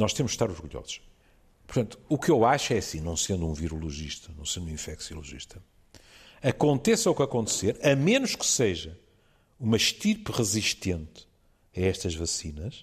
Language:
Portuguese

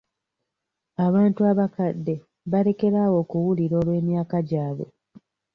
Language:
Ganda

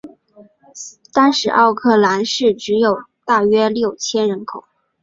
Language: Chinese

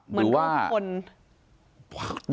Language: Thai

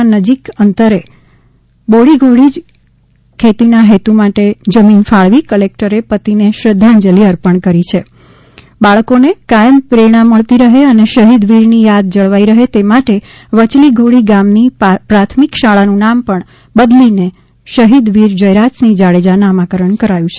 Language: Gujarati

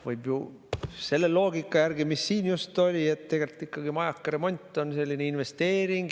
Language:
Estonian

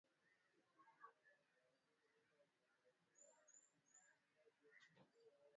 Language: Swahili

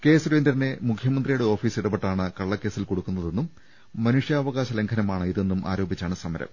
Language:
Malayalam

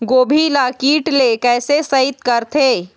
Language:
Chhattisgarhi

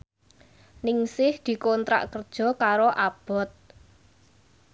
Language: Javanese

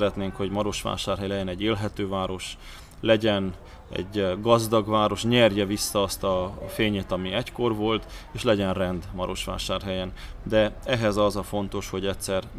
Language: Hungarian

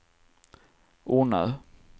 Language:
Swedish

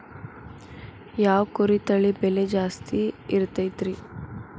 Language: Kannada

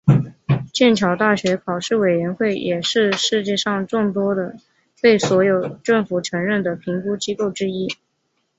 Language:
Chinese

